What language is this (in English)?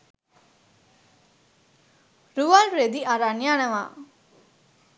Sinhala